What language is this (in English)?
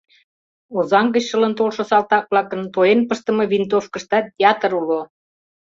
Mari